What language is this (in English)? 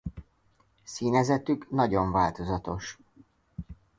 Hungarian